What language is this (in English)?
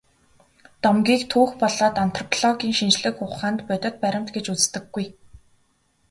Mongolian